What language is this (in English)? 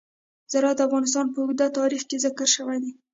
Pashto